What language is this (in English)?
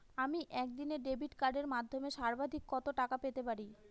Bangla